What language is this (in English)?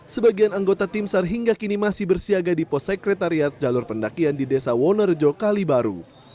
Indonesian